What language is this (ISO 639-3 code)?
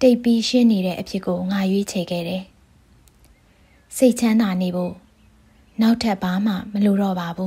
tha